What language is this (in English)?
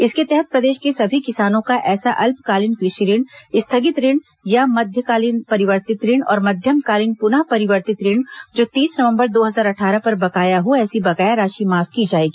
Hindi